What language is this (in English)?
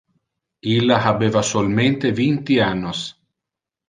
Interlingua